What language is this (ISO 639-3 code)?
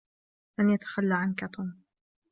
ara